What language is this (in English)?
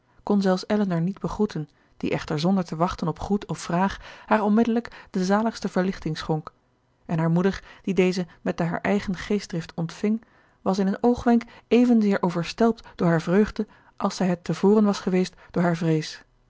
Dutch